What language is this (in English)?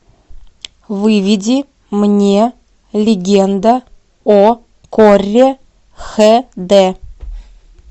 Russian